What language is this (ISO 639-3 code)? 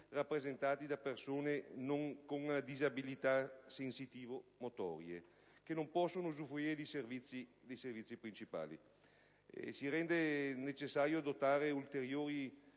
ita